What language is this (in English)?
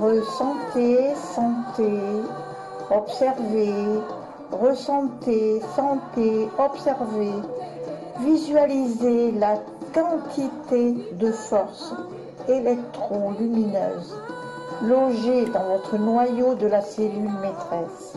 French